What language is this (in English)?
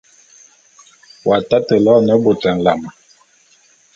Bulu